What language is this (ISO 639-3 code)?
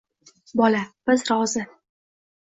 uzb